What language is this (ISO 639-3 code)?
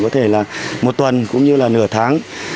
vie